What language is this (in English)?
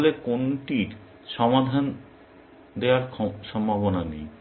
Bangla